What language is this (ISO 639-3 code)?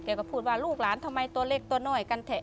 tha